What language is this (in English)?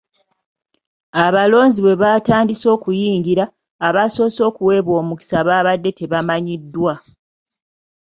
Ganda